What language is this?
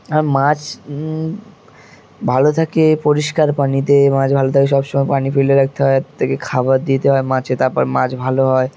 Bangla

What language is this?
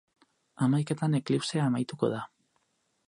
Basque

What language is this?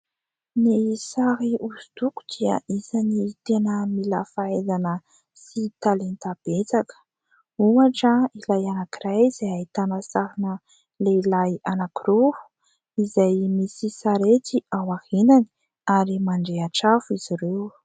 Malagasy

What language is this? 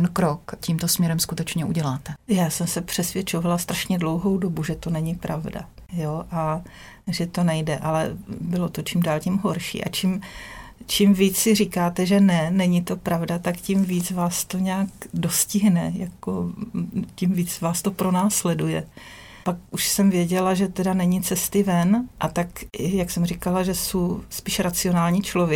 Czech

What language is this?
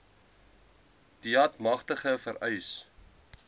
Afrikaans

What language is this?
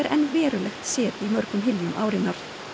Icelandic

